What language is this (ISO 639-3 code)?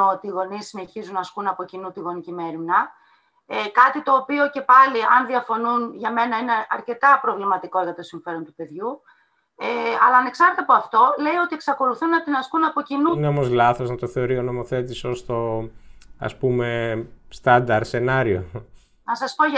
ell